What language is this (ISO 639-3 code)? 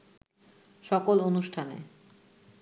ben